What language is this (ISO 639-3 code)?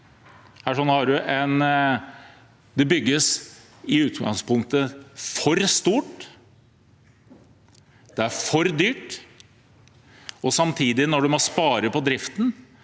nor